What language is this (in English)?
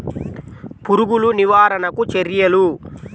Telugu